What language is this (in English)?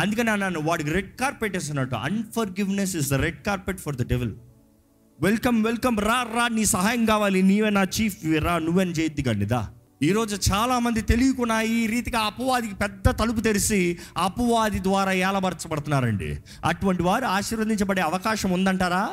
Telugu